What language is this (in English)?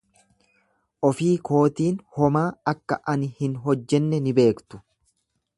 Oromo